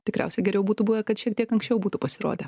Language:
Lithuanian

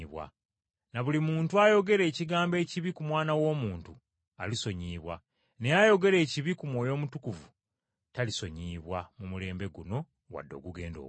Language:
Ganda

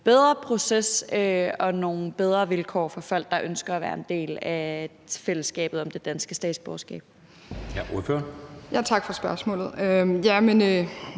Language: Danish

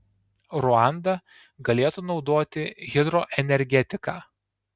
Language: Lithuanian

